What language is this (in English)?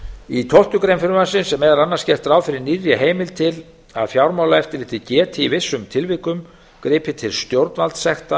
Icelandic